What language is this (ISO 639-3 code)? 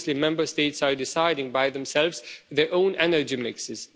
eng